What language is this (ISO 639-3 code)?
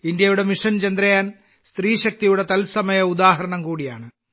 mal